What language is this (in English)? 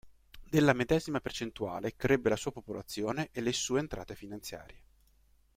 Italian